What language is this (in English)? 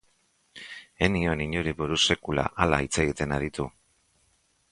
Basque